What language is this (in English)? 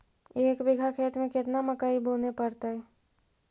Magahi